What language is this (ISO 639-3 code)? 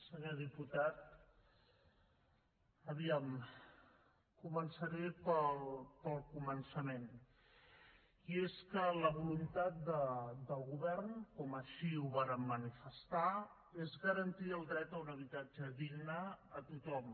cat